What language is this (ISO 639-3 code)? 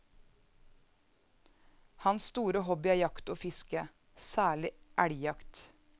nor